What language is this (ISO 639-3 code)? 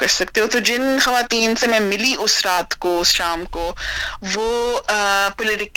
urd